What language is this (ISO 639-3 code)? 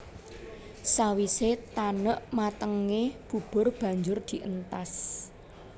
jav